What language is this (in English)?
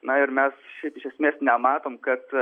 Lithuanian